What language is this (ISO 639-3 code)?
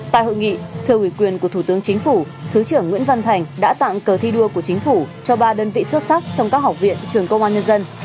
vie